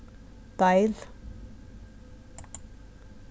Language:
Faroese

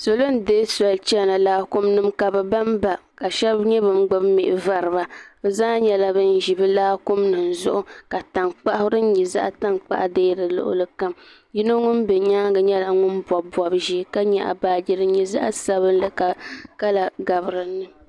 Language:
Dagbani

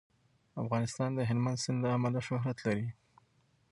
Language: Pashto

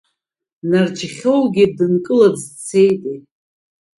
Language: Abkhazian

